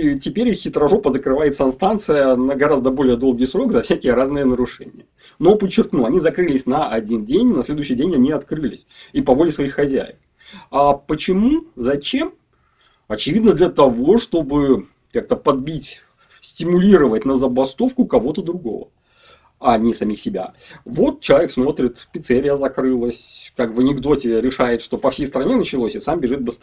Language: Russian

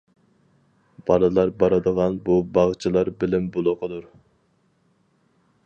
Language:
Uyghur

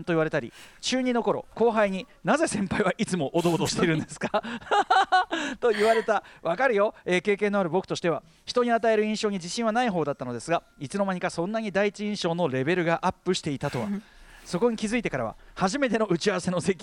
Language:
Japanese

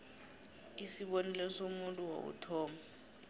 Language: South Ndebele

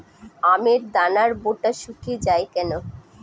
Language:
Bangla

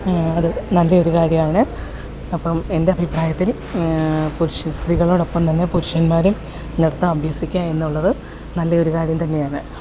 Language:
Malayalam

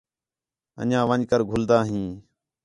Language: Khetrani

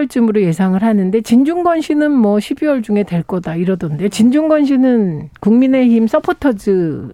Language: Korean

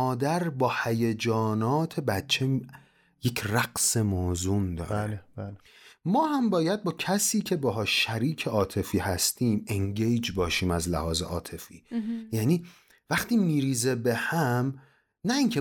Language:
Persian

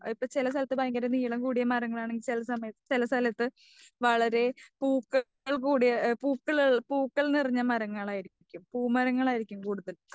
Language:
Malayalam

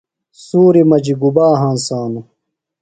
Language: Phalura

